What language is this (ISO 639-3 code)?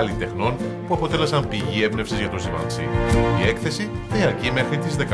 ell